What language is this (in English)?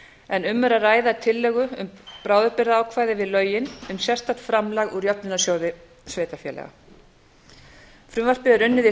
Icelandic